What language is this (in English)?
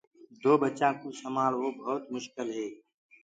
Gurgula